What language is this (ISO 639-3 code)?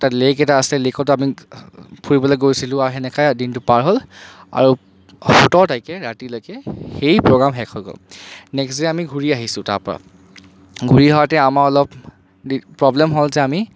asm